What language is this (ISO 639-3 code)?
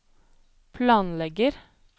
nor